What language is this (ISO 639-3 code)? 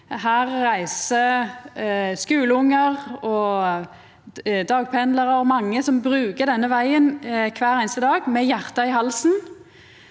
nor